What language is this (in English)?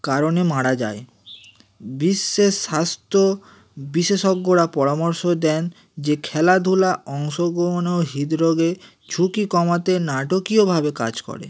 Bangla